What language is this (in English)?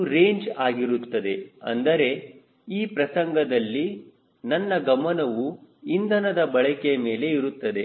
Kannada